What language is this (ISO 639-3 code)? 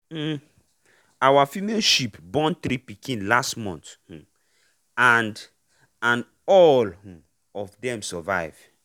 pcm